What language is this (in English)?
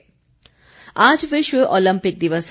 Hindi